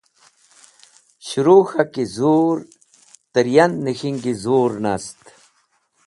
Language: Wakhi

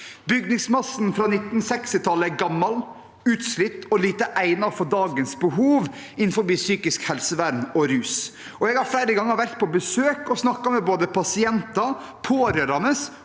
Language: Norwegian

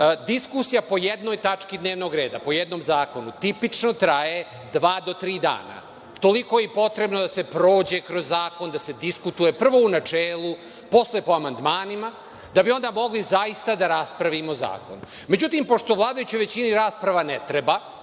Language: Serbian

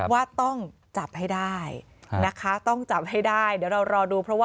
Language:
Thai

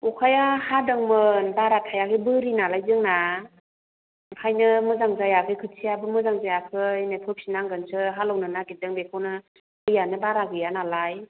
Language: Bodo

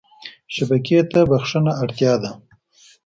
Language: Pashto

